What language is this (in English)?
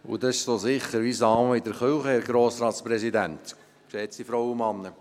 Swiss German